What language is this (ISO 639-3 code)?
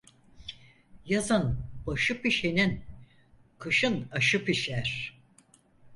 tur